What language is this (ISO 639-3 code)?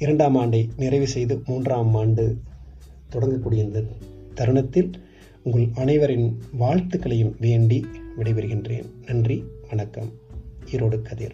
tam